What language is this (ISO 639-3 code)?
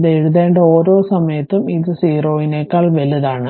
mal